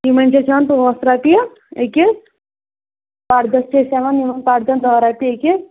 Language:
Kashmiri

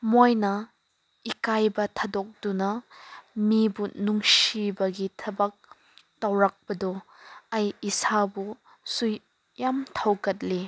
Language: Manipuri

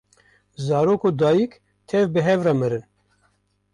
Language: Kurdish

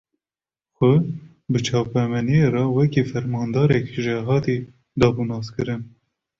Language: Kurdish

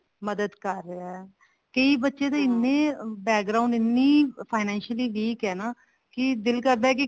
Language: Punjabi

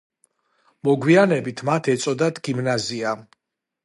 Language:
Georgian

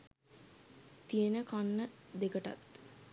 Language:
Sinhala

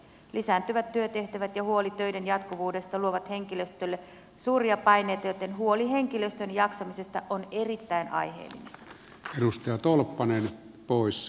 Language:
Finnish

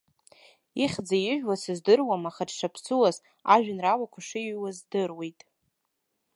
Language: Abkhazian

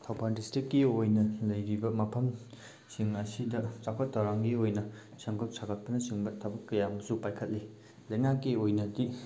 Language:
Manipuri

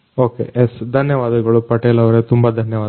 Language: Kannada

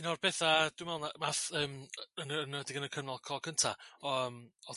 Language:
Welsh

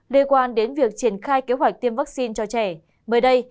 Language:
Vietnamese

